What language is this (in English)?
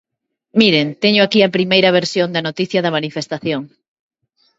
Galician